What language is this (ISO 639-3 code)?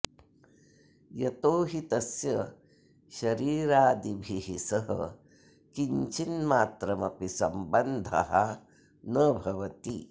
san